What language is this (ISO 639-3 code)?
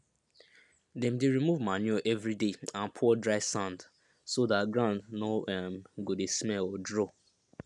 pcm